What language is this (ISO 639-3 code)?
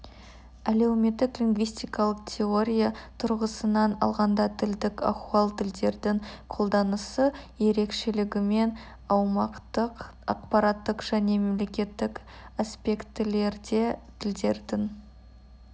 kaz